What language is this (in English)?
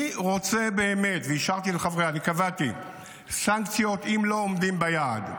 Hebrew